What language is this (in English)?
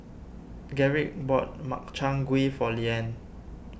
English